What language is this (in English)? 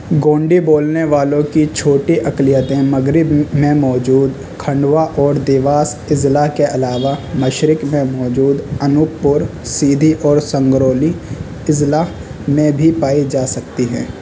Urdu